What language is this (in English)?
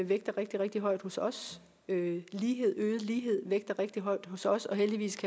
Danish